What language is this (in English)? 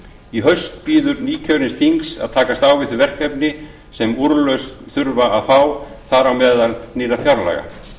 Icelandic